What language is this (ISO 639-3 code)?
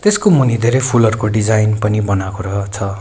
nep